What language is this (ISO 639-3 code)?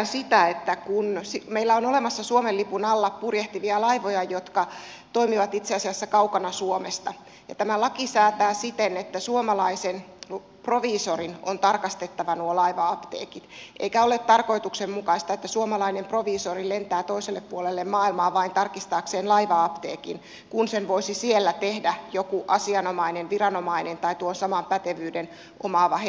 fin